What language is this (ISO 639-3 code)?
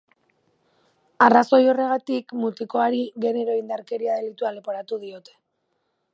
eus